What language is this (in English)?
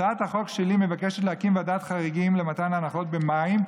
Hebrew